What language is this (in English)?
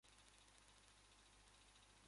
Persian